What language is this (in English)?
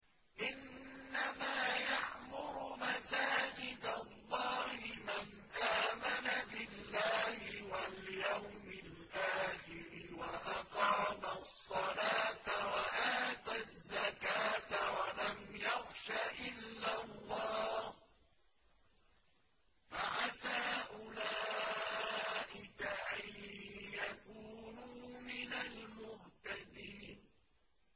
Arabic